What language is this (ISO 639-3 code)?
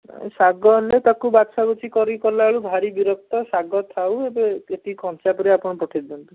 ori